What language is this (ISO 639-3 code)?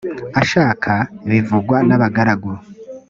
kin